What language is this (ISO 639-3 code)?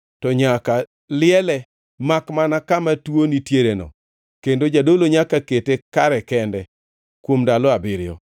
luo